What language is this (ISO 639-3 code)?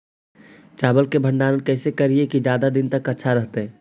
mag